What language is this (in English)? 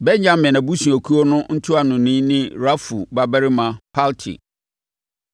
Akan